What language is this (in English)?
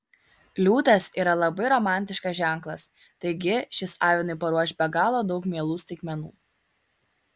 Lithuanian